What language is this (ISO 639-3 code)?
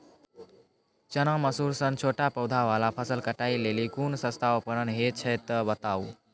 mai